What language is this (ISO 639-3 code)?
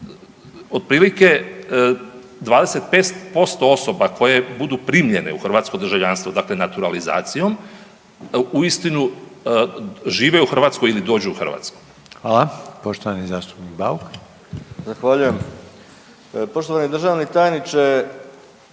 hrv